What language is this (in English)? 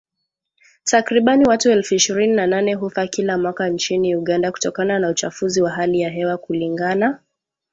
Swahili